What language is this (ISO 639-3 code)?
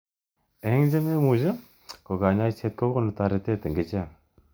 kln